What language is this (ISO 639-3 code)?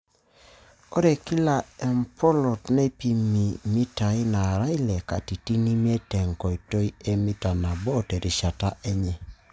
mas